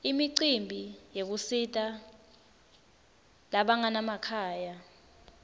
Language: Swati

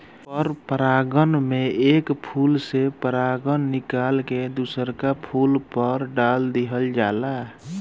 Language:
Bhojpuri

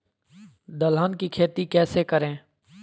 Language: Magahi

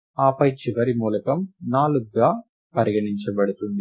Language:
Telugu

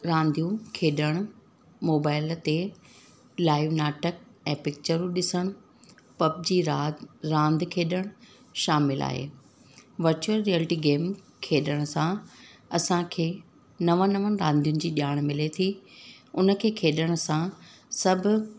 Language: Sindhi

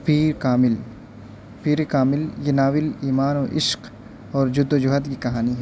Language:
Urdu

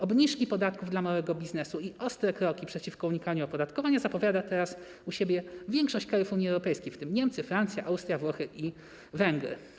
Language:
Polish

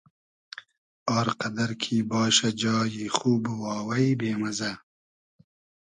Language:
Hazaragi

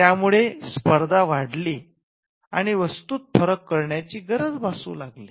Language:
Marathi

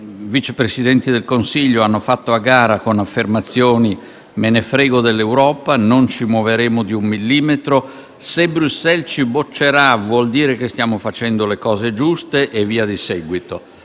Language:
Italian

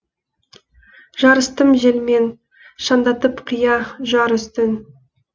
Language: Kazakh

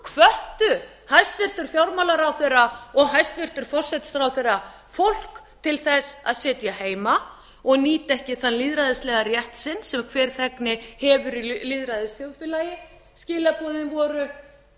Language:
Icelandic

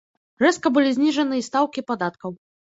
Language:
Belarusian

